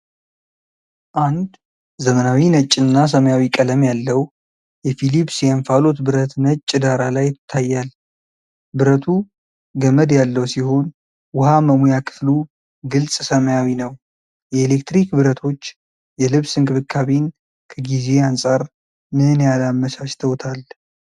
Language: Amharic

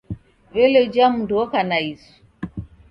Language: Taita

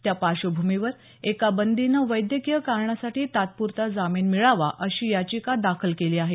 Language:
Marathi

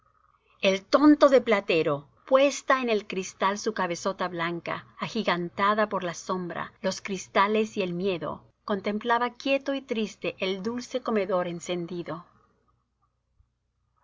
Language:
Spanish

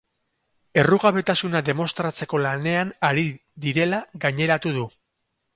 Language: Basque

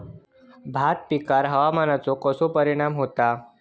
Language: Marathi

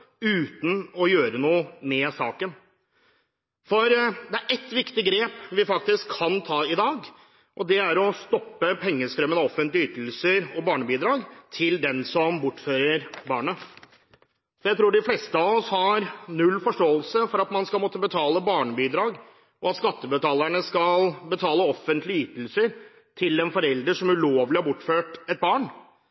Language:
Norwegian Bokmål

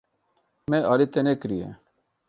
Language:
Kurdish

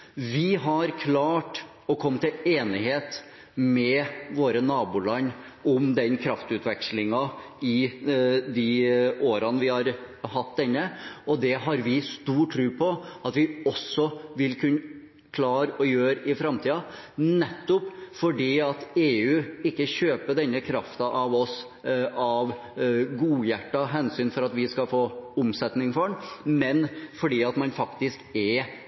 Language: Norwegian Bokmål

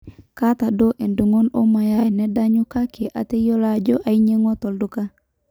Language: Masai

